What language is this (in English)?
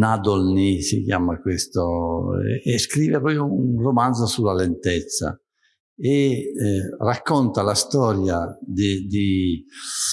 Italian